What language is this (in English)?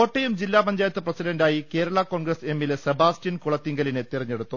Malayalam